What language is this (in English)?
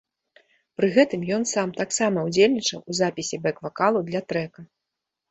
Belarusian